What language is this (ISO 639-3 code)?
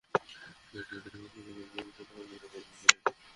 ben